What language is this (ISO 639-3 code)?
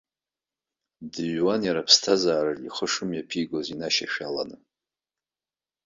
abk